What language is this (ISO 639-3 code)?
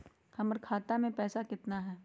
mag